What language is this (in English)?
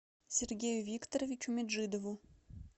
Russian